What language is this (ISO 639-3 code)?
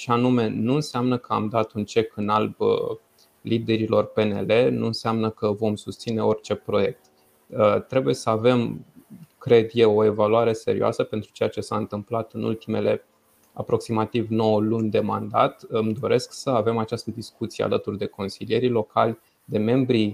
ron